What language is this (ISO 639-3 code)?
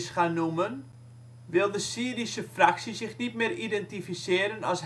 nld